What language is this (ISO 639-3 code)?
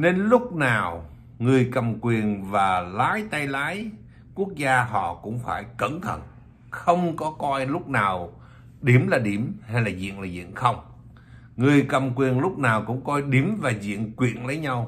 vie